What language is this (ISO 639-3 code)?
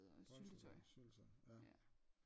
dan